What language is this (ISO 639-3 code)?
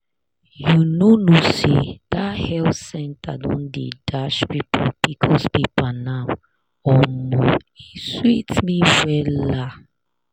pcm